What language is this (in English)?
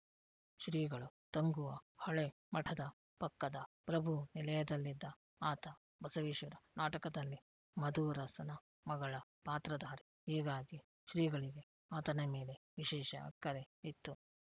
Kannada